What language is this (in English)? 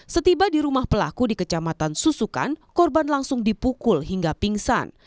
Indonesian